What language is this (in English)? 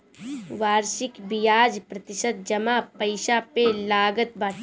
Bhojpuri